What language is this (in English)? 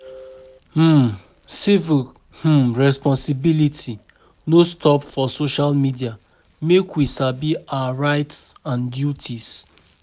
Nigerian Pidgin